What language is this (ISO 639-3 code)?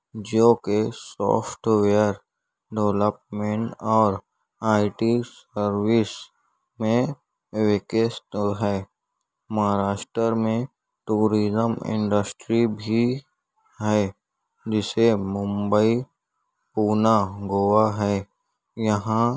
urd